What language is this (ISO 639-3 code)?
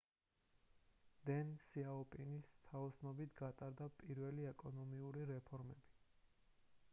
kat